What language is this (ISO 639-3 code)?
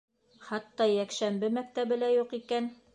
bak